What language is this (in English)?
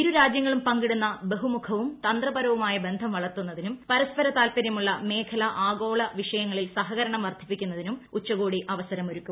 Malayalam